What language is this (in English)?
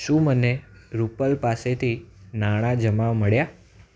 Gujarati